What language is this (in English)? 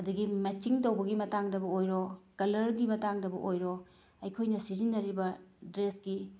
Manipuri